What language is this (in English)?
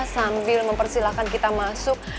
Indonesian